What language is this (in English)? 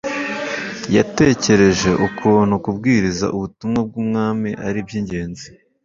Kinyarwanda